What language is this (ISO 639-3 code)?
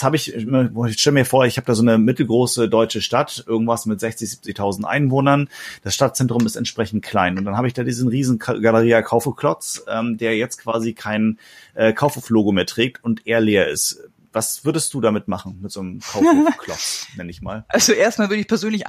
deu